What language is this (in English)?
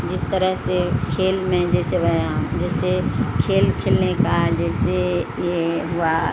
Urdu